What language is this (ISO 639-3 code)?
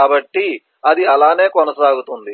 tel